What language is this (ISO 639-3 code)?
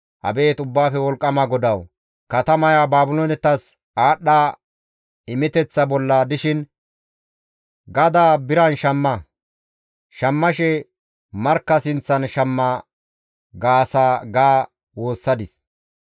gmv